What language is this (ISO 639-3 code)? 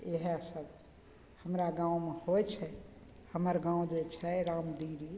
mai